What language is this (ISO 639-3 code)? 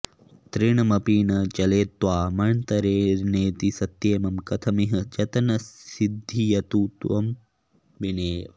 san